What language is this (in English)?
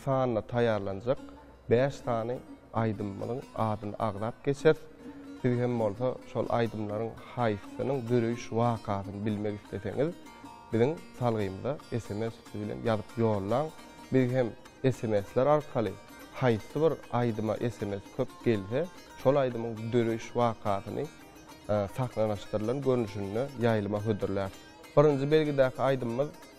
Turkish